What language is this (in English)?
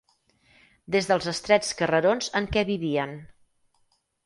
Catalan